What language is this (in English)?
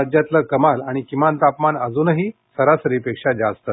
Marathi